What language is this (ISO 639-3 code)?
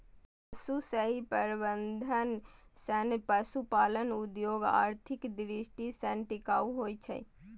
mai